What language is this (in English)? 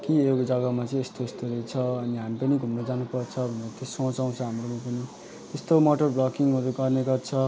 Nepali